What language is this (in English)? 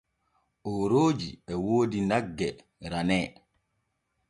Borgu Fulfulde